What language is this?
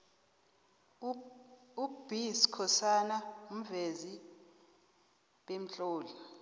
South Ndebele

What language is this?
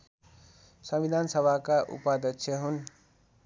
Nepali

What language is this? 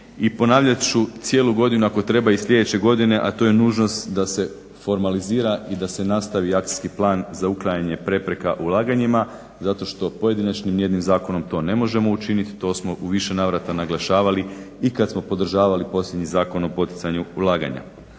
Croatian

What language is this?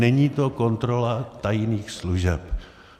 Czech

